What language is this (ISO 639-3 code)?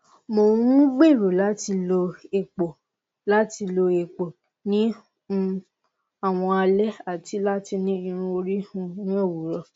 yor